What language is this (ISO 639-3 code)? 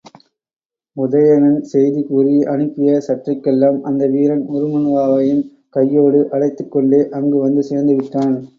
tam